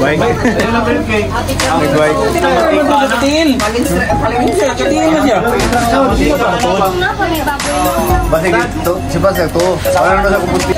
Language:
Arabic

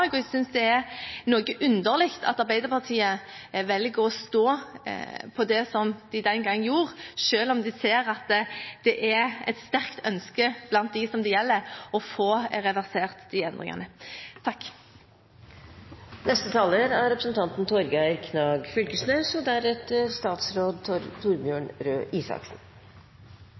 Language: Norwegian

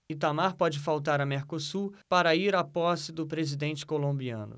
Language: Portuguese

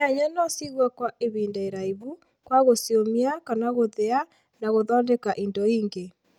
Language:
Kikuyu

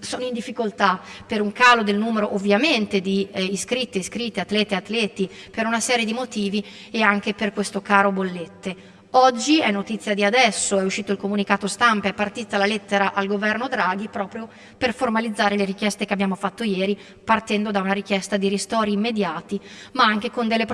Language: Italian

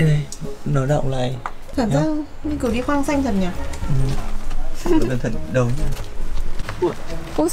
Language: Vietnamese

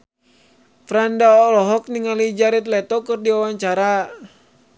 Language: Sundanese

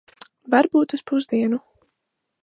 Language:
Latvian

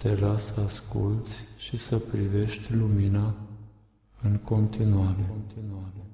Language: Romanian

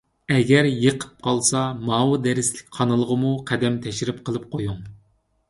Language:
Uyghur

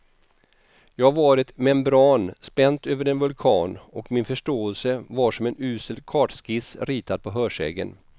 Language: Swedish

